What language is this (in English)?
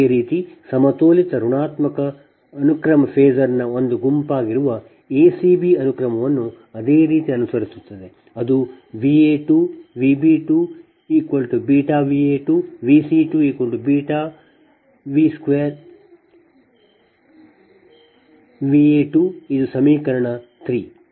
Kannada